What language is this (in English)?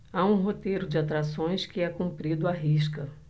Portuguese